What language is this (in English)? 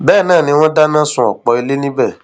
Yoruba